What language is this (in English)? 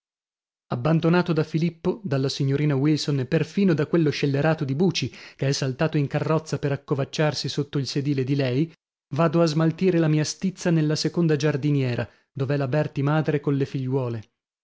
Italian